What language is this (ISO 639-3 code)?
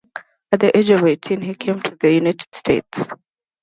eng